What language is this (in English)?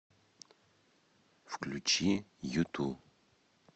Russian